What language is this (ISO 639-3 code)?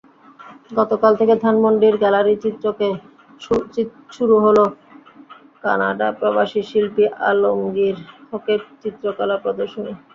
ben